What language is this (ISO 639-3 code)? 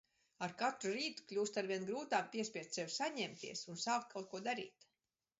lav